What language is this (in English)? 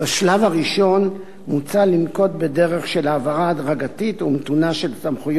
Hebrew